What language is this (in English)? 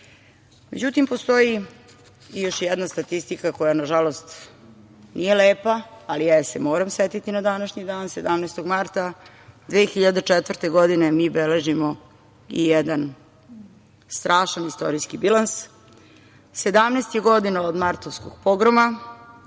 Serbian